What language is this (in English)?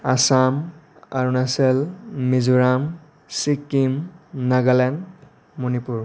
Bodo